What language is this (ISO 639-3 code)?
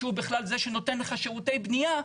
heb